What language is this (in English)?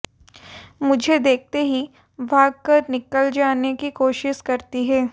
Hindi